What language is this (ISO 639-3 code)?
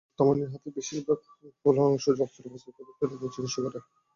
ben